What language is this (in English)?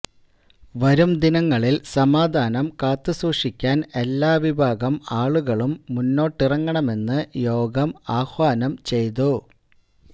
Malayalam